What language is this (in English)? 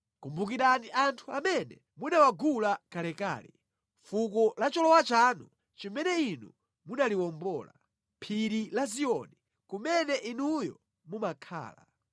Nyanja